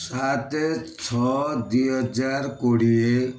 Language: Odia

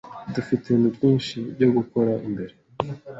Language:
Kinyarwanda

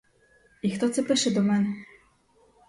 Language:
Ukrainian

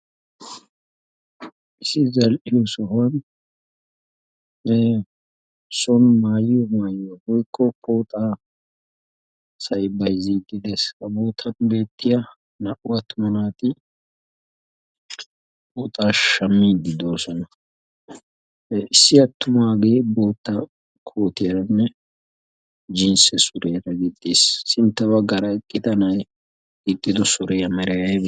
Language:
Wolaytta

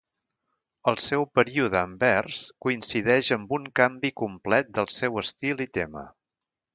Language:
Catalan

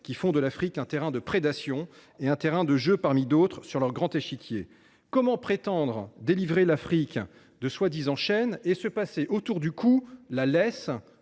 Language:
French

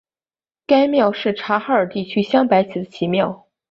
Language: Chinese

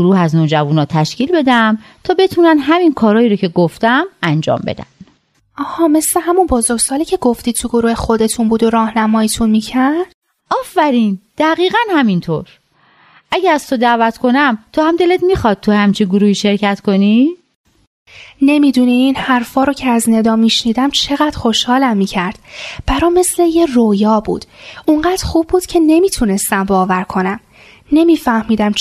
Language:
Persian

